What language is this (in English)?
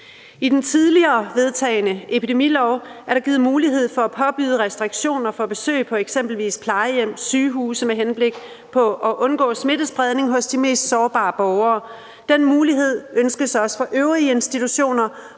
Danish